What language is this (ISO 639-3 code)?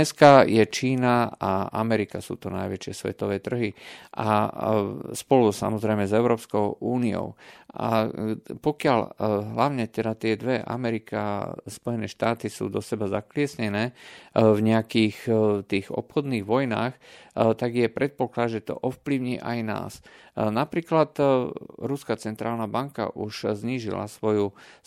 slk